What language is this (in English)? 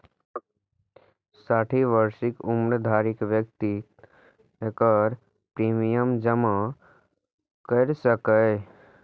Maithili